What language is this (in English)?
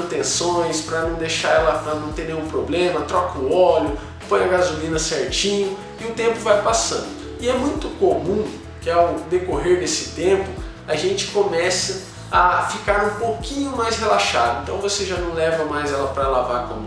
Portuguese